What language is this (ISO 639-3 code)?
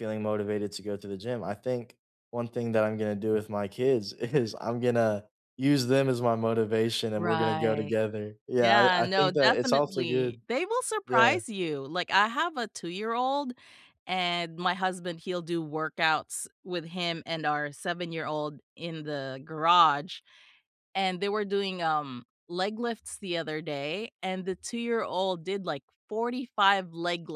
eng